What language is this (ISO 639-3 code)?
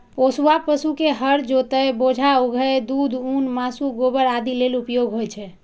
mai